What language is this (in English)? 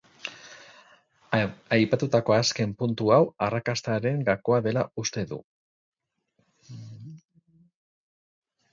Basque